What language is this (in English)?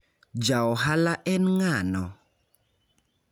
Luo (Kenya and Tanzania)